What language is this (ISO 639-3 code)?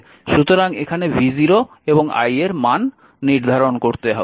ben